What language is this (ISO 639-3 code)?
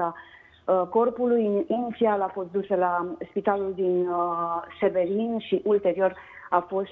ron